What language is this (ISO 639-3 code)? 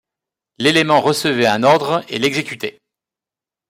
fra